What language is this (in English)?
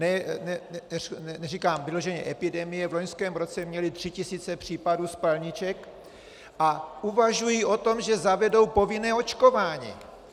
Czech